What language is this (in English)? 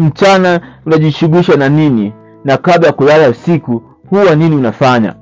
Swahili